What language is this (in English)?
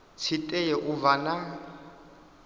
Venda